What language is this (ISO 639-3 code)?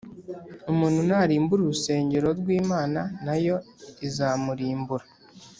kin